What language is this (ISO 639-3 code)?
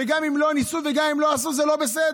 heb